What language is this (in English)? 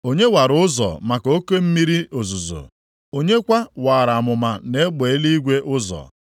Igbo